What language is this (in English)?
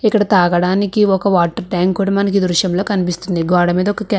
Telugu